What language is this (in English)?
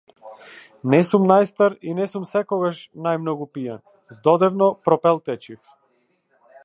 Macedonian